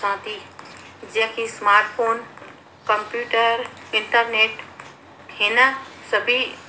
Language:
Sindhi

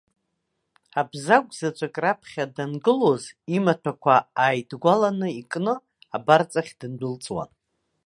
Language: Abkhazian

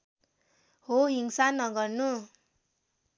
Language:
Nepali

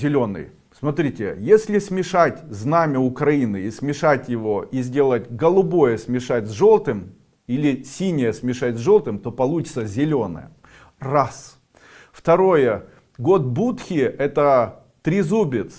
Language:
Russian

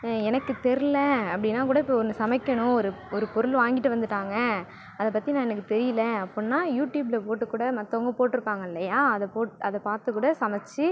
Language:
Tamil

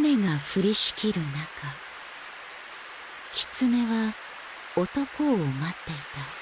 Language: Japanese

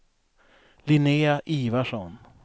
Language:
Swedish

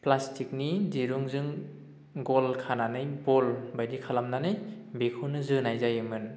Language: Bodo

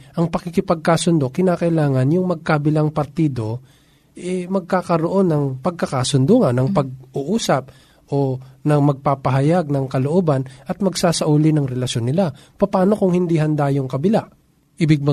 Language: Filipino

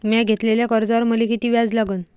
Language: Marathi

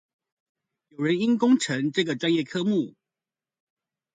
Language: Chinese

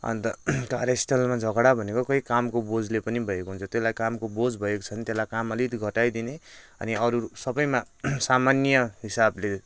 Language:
Nepali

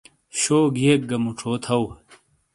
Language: Shina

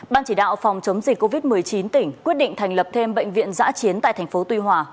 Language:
Vietnamese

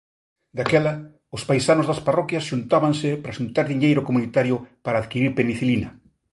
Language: Galician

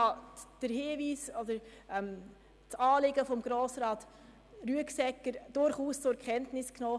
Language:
Swiss German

